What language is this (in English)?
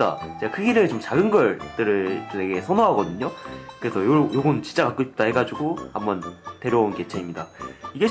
Korean